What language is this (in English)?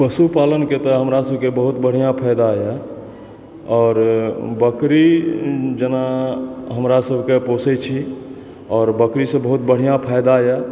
Maithili